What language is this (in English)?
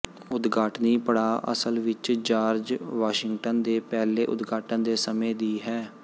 Punjabi